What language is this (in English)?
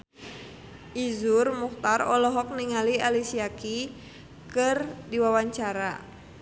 Sundanese